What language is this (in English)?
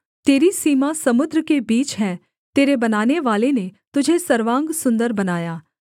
Hindi